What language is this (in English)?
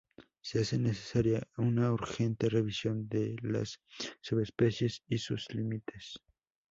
Spanish